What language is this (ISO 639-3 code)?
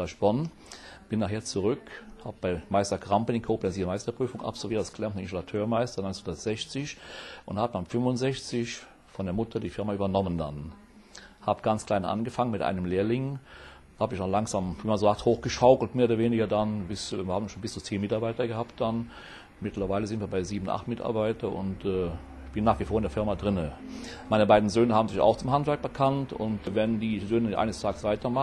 deu